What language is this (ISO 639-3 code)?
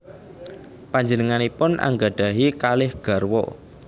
jav